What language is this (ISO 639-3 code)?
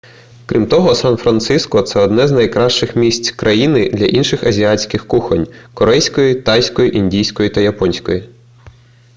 ukr